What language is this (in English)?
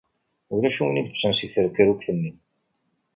Kabyle